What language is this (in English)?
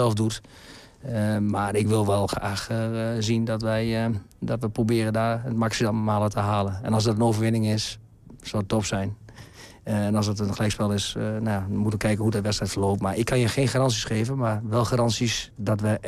Dutch